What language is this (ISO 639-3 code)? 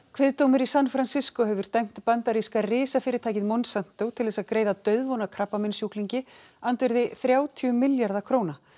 isl